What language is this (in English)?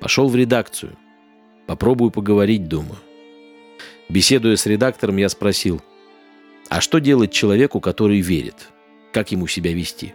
Russian